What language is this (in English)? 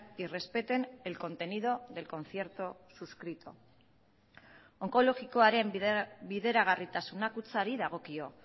Spanish